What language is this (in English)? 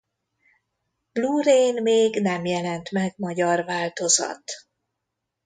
Hungarian